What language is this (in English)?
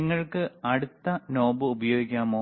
Malayalam